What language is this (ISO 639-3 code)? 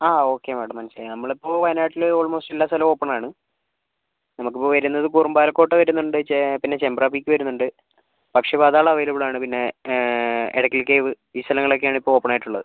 mal